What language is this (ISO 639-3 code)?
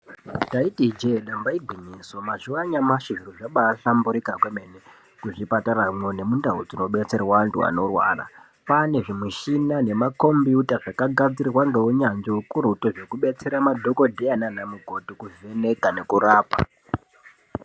ndc